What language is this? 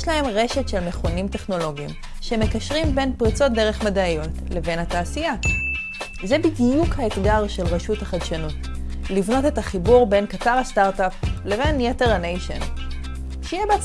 Hebrew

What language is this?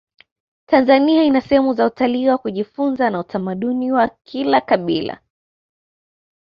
Swahili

